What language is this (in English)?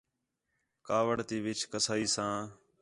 Khetrani